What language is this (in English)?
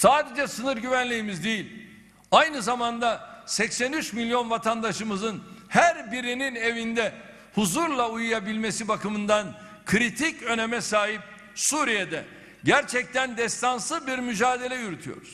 Turkish